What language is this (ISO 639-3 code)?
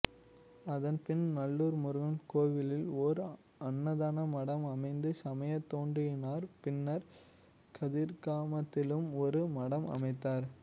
tam